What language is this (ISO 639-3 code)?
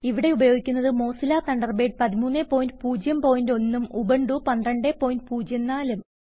mal